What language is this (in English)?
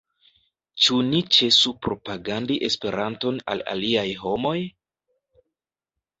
Esperanto